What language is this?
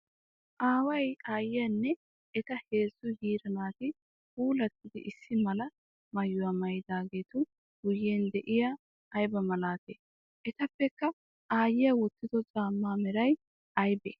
Wolaytta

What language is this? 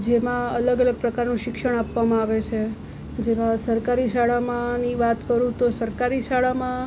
Gujarati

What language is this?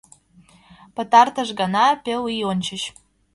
Mari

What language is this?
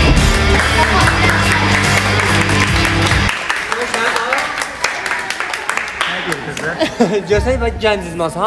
Turkish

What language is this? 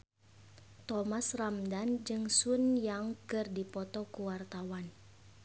Sundanese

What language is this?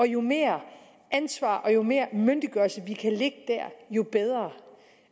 Danish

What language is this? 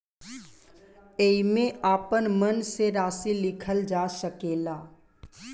Bhojpuri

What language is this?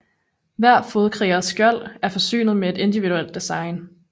Danish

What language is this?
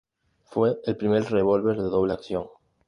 Spanish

